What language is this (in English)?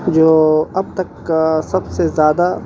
Urdu